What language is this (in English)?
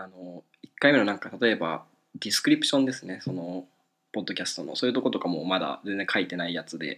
Japanese